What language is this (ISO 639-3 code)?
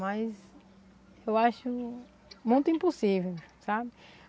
por